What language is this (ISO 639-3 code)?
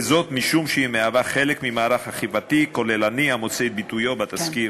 heb